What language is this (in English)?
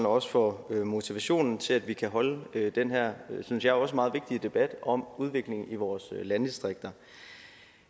Danish